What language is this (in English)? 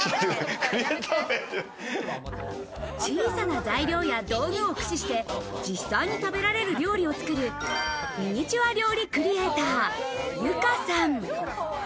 Japanese